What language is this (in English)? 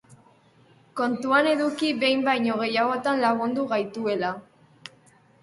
Basque